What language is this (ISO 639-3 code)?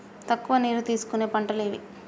tel